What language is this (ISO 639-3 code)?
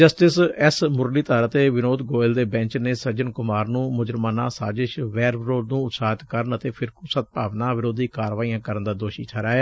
pan